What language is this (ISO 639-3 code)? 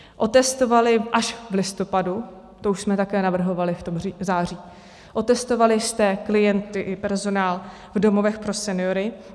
ces